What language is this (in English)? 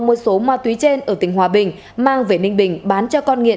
Vietnamese